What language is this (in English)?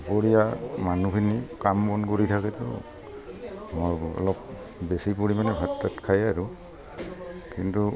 Assamese